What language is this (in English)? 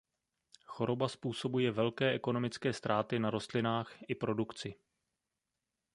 Czech